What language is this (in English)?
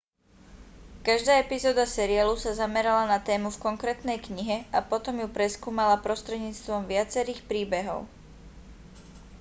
Slovak